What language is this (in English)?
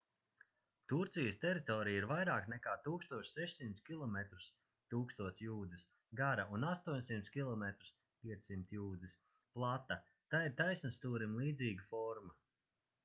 Latvian